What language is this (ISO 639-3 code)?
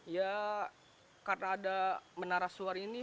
ind